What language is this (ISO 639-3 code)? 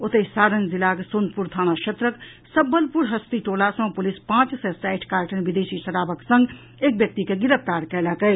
mai